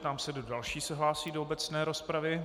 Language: Czech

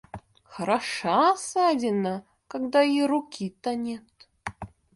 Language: Russian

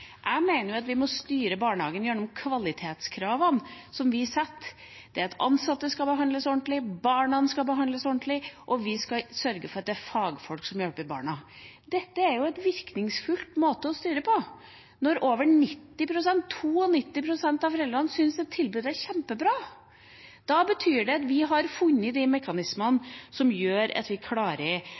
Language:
Norwegian Bokmål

